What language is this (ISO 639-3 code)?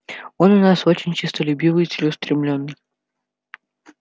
rus